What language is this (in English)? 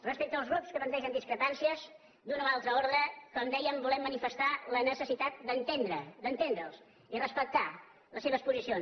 Catalan